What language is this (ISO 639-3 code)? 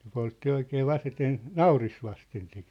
fin